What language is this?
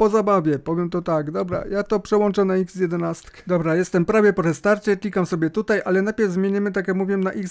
Polish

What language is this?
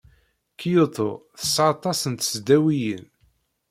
Kabyle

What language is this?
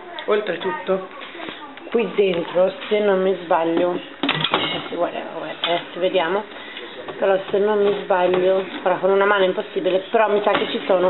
Italian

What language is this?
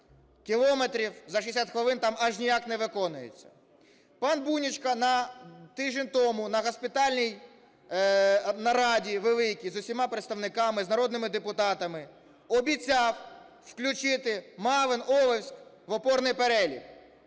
Ukrainian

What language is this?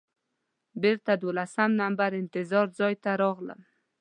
Pashto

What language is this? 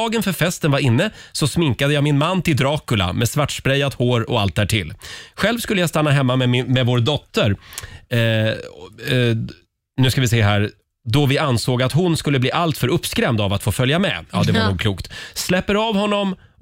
Swedish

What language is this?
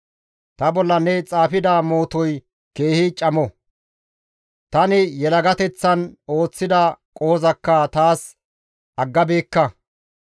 Gamo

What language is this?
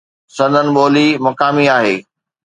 Sindhi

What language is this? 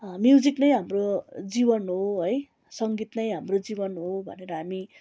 Nepali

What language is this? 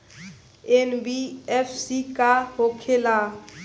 Bhojpuri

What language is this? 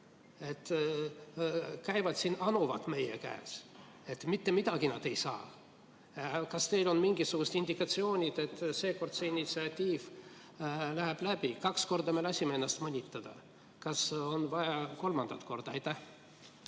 Estonian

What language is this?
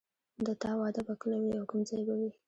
Pashto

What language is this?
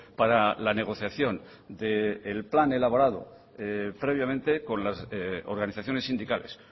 Spanish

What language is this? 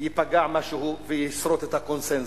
Hebrew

